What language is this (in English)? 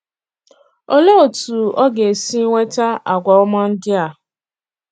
Igbo